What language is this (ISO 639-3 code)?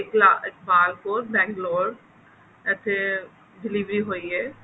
pan